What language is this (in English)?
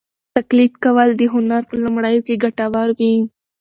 Pashto